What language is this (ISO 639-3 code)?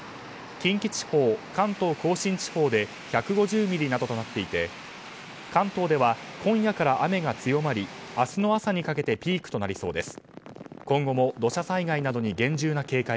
jpn